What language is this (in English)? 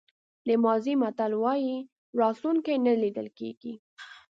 Pashto